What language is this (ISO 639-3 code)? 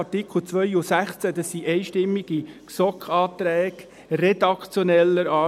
gsw